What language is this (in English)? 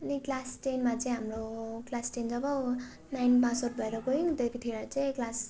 Nepali